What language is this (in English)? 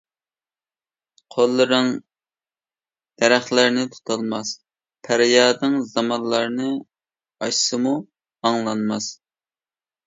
Uyghur